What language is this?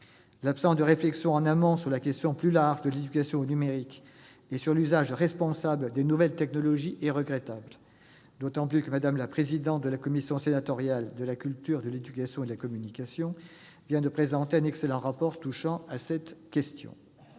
French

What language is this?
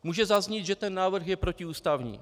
Czech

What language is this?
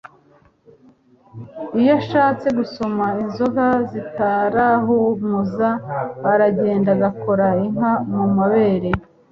Kinyarwanda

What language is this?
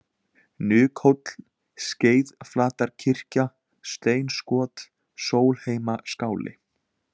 Icelandic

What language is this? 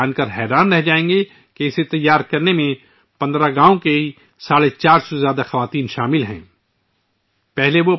Urdu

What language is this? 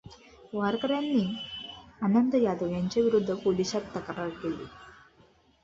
Marathi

